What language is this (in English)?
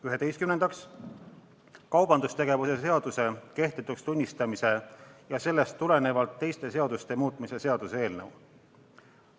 Estonian